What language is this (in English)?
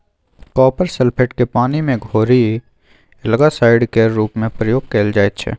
Maithili